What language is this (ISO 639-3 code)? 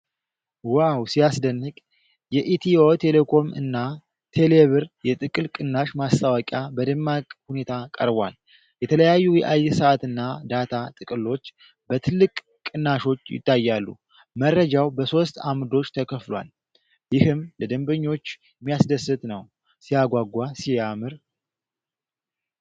amh